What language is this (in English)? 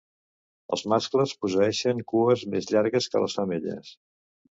Catalan